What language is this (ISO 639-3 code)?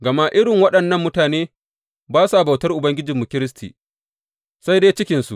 hau